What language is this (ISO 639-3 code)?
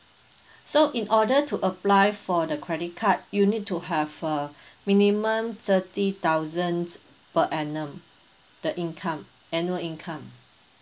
eng